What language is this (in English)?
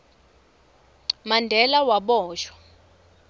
Swati